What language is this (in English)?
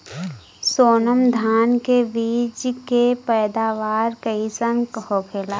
Bhojpuri